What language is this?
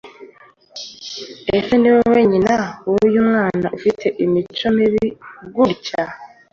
Kinyarwanda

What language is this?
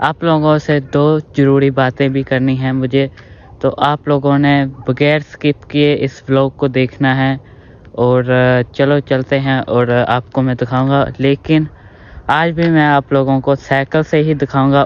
Urdu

